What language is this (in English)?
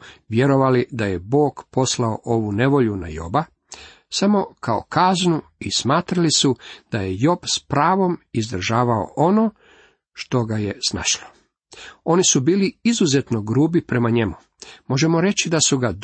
Croatian